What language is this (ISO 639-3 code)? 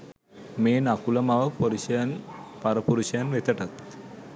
sin